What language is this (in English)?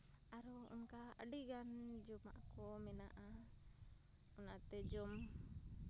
Santali